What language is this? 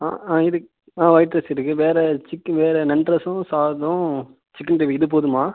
Tamil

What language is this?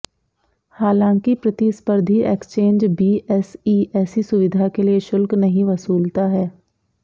Hindi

